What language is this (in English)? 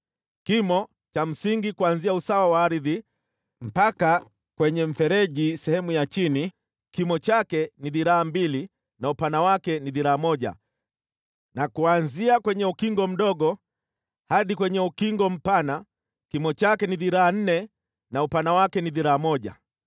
Swahili